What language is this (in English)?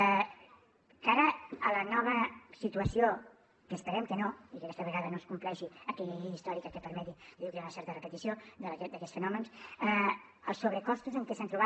Catalan